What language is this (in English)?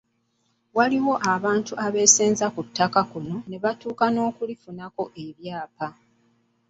Ganda